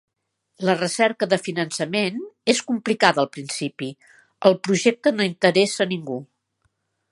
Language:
Catalan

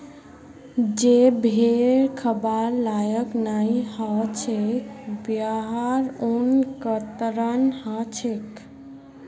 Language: Magahi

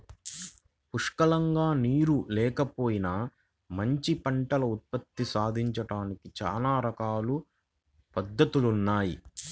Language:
Telugu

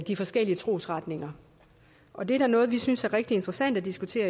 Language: Danish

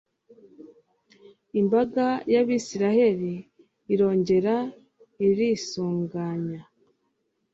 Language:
Kinyarwanda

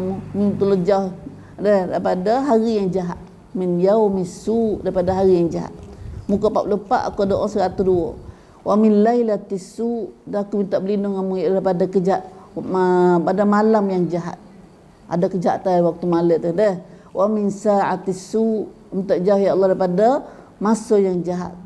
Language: Malay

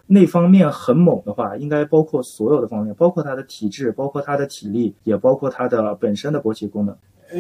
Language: Chinese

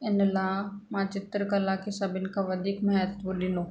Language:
Sindhi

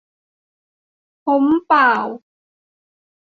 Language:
Thai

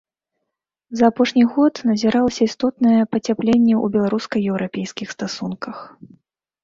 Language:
Belarusian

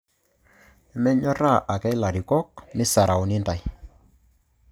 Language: Masai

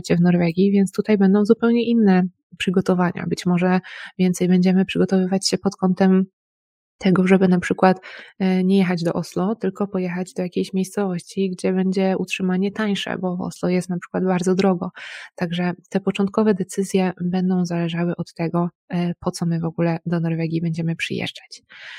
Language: Polish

